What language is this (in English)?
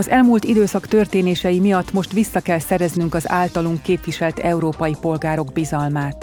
Hungarian